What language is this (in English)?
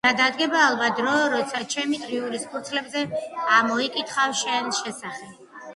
Georgian